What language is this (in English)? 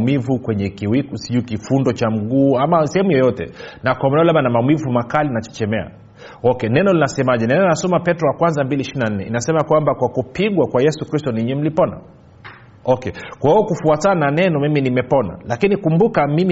Swahili